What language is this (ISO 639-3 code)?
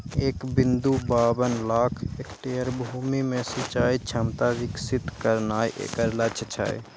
mai